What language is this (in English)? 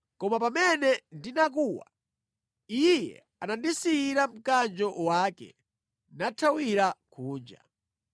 Nyanja